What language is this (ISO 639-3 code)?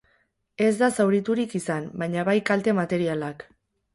eus